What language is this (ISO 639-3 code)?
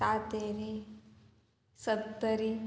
kok